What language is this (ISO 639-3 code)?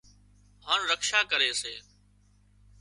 kxp